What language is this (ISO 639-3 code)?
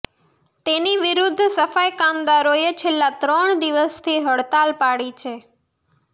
guj